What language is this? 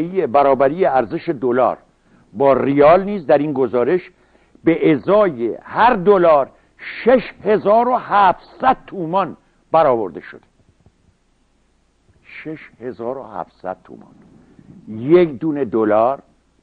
Persian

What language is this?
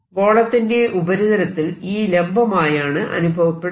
Malayalam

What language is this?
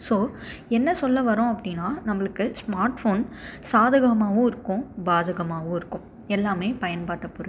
Tamil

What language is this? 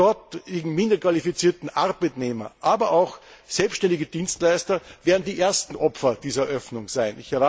German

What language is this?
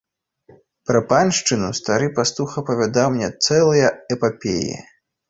Belarusian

